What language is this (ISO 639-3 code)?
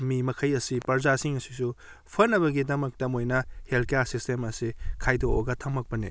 mni